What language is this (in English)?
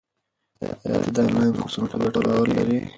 Pashto